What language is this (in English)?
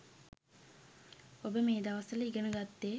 Sinhala